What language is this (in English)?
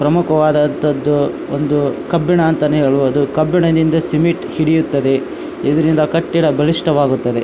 Kannada